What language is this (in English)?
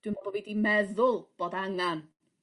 Welsh